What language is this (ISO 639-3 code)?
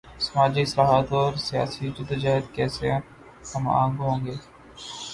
urd